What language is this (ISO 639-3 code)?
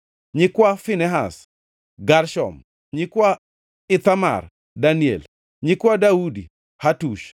luo